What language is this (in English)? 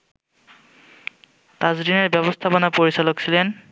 Bangla